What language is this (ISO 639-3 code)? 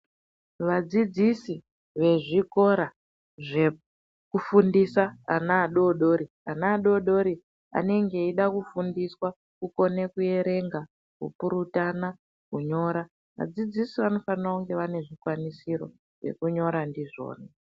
ndc